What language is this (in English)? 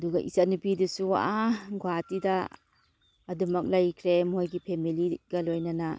Manipuri